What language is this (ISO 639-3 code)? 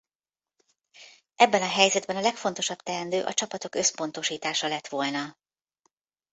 hun